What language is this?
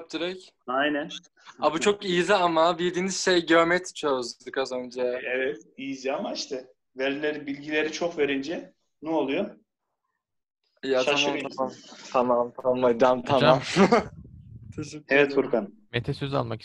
Turkish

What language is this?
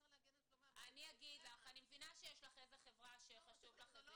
Hebrew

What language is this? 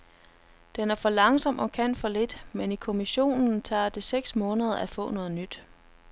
Danish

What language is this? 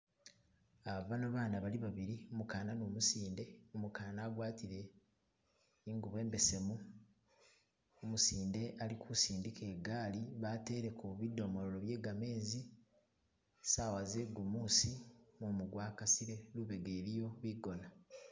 Masaaba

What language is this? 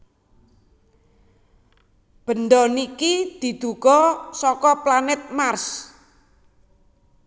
Javanese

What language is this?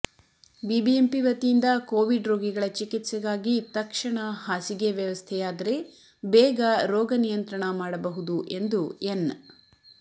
Kannada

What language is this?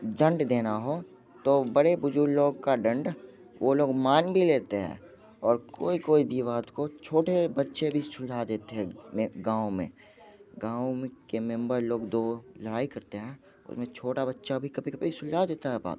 Hindi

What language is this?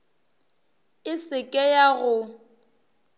Northern Sotho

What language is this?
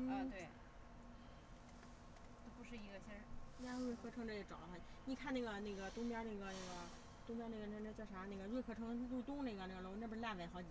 Chinese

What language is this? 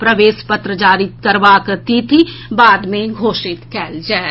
Maithili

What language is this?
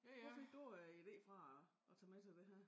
Danish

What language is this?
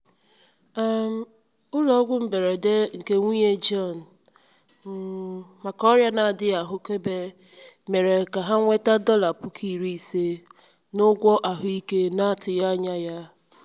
Igbo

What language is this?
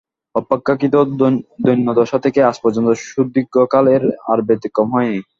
Bangla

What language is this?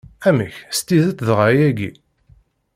Kabyle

